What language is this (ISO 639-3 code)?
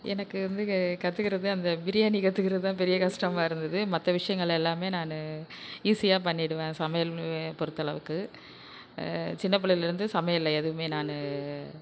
tam